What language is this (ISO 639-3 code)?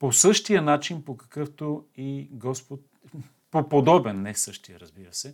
bul